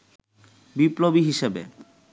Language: Bangla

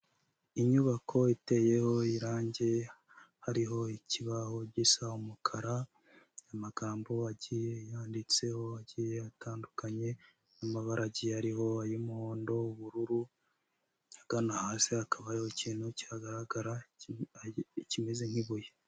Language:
Kinyarwanda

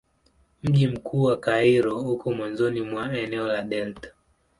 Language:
Swahili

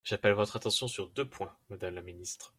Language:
French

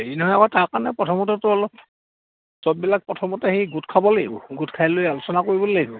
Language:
Assamese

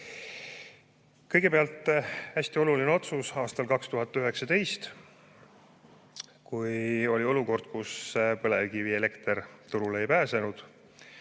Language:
Estonian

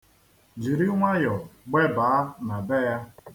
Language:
Igbo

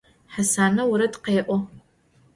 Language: Adyghe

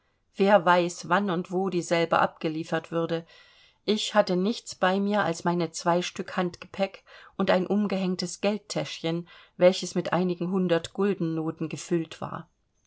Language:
German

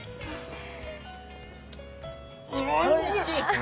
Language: Japanese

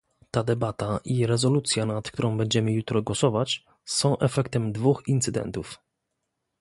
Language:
Polish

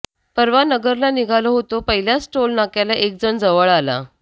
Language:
Marathi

